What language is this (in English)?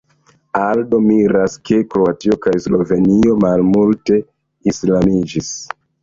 Esperanto